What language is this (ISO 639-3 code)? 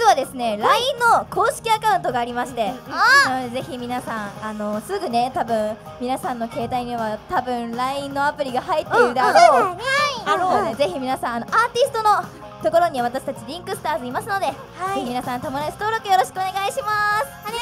jpn